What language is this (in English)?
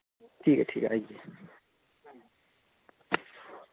Dogri